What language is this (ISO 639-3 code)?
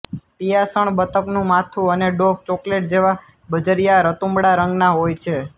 guj